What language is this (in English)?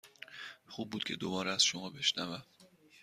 Persian